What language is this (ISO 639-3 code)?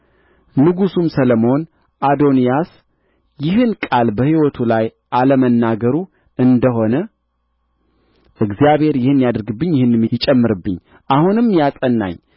amh